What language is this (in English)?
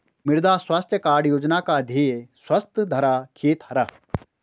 Hindi